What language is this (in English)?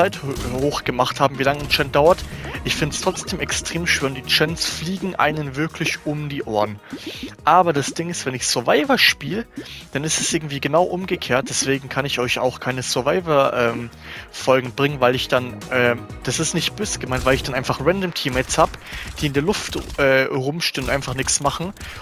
German